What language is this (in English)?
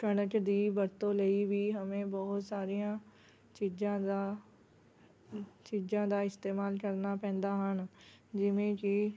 Punjabi